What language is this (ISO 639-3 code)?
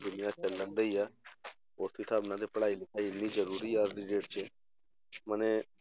pan